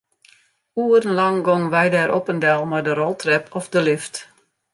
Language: Western Frisian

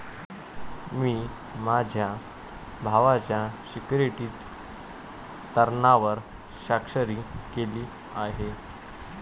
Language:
Marathi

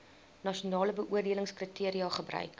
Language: Afrikaans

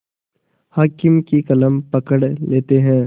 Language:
Hindi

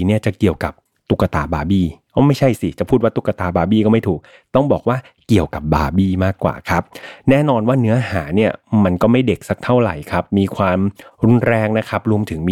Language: Thai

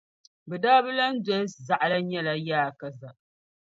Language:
Dagbani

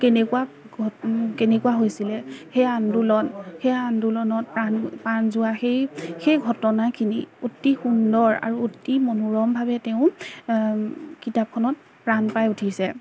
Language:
Assamese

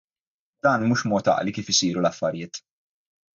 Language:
Maltese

